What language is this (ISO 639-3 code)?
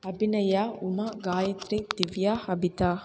tam